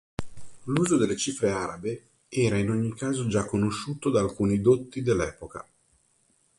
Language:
Italian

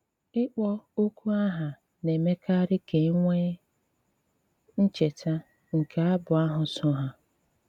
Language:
Igbo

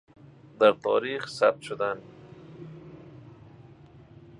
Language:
Persian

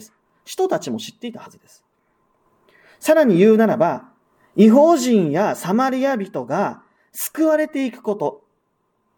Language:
Japanese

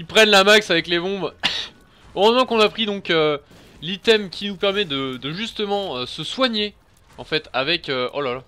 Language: French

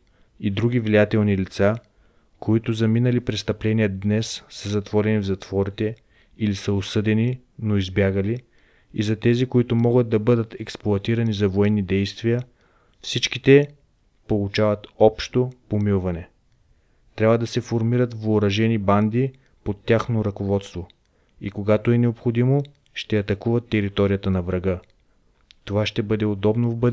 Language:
Bulgarian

